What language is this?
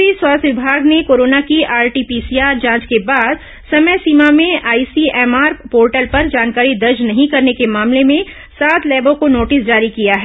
Hindi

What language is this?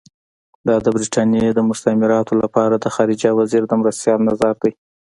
Pashto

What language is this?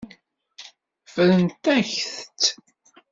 Kabyle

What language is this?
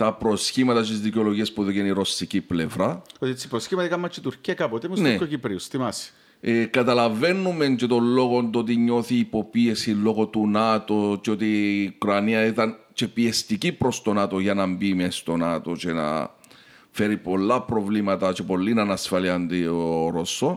Greek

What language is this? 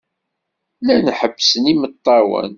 Kabyle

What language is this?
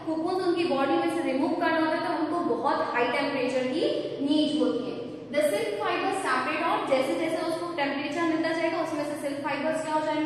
Hindi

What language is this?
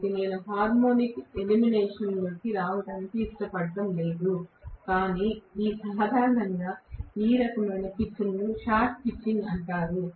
Telugu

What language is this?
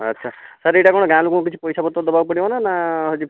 Odia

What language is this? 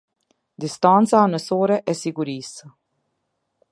Albanian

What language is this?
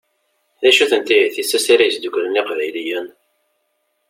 Kabyle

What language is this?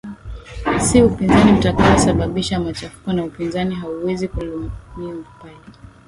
Swahili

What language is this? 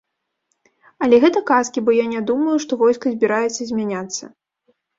Belarusian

